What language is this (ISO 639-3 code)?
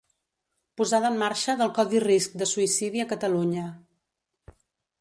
cat